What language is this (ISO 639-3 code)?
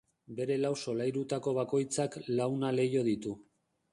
eus